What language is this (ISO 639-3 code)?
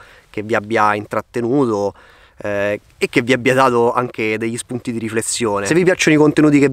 ita